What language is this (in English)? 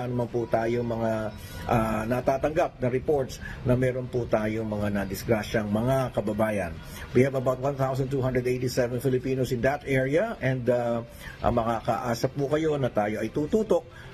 Filipino